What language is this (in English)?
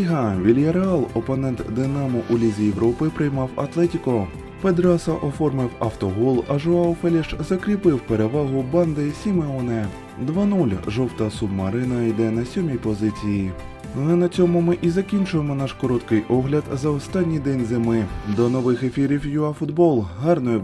Ukrainian